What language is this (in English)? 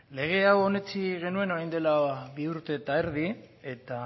Basque